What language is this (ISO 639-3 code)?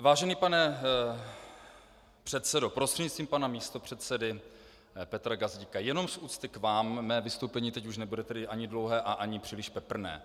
ces